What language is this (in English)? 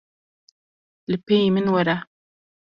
Kurdish